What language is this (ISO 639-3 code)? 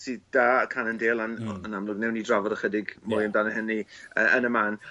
cym